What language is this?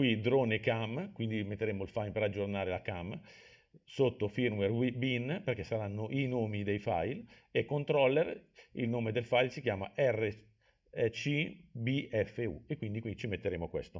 Italian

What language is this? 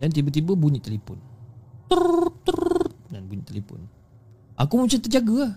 Malay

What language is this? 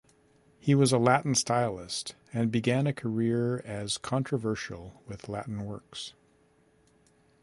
English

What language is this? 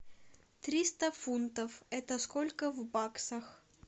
Russian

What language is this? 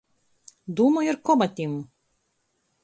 Latgalian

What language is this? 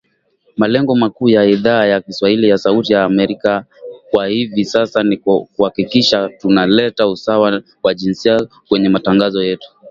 Swahili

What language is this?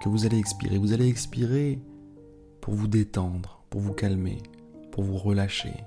French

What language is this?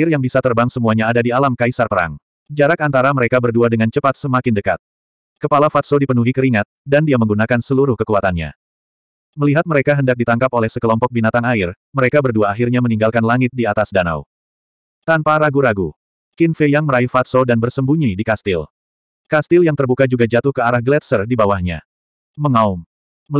Indonesian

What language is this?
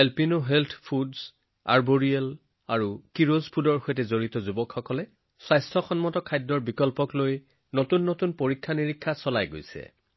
Assamese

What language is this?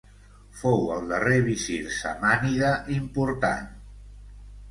Catalan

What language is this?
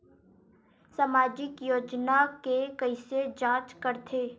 Chhattisgarhi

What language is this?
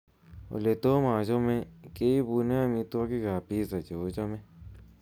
Kalenjin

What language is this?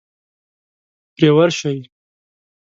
Pashto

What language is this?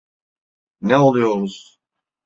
Turkish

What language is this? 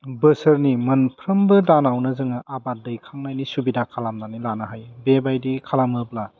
Bodo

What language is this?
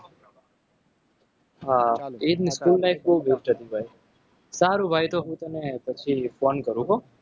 Gujarati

